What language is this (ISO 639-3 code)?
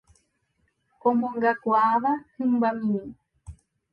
grn